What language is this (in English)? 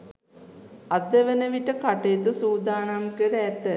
Sinhala